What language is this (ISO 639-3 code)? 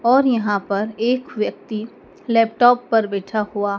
hin